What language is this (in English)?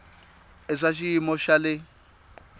Tsonga